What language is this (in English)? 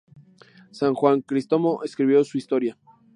Spanish